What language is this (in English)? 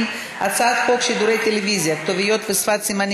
Hebrew